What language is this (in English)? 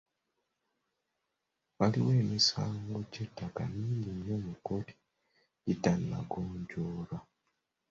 Ganda